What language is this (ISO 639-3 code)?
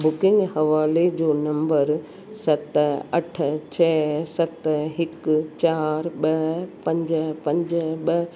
snd